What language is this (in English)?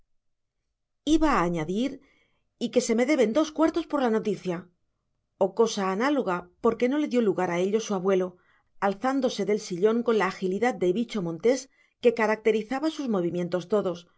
Spanish